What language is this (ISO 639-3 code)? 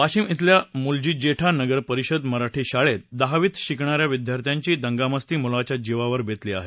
mar